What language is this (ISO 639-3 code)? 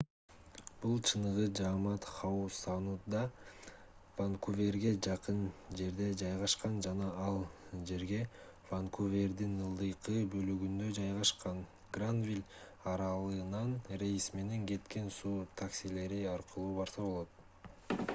kir